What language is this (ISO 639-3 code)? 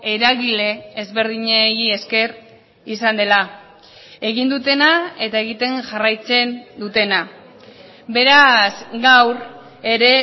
eus